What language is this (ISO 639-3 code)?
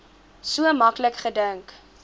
afr